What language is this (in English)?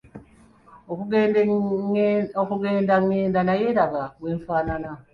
Ganda